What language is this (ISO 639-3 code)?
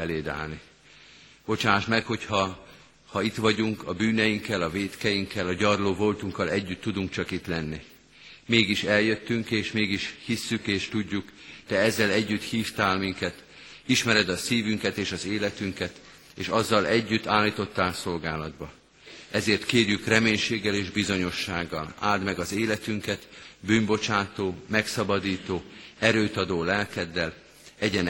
hun